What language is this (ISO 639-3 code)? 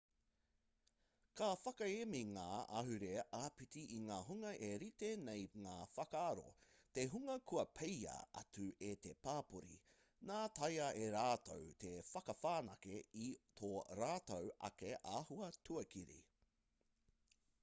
mri